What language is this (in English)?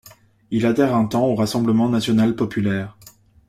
French